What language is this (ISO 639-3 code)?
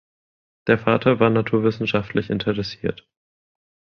deu